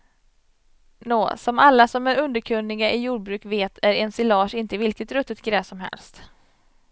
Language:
Swedish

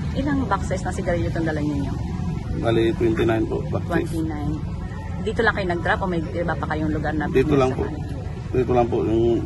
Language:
Filipino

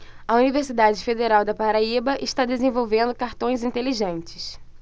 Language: Portuguese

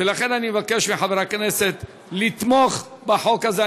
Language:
Hebrew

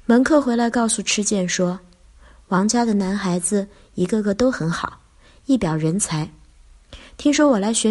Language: Chinese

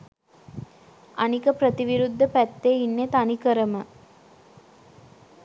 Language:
Sinhala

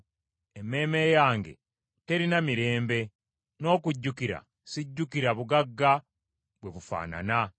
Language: Ganda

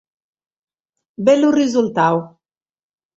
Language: Sardinian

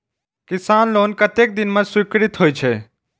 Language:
Maithili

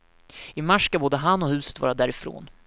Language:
Swedish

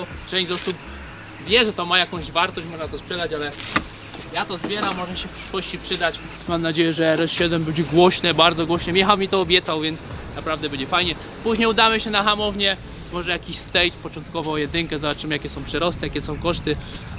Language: Polish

